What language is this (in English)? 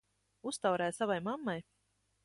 Latvian